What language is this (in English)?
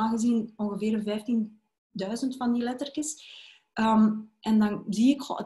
Dutch